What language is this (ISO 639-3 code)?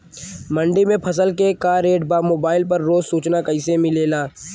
bho